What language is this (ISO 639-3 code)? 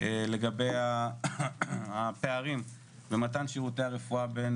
heb